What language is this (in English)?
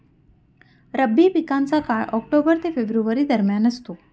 Marathi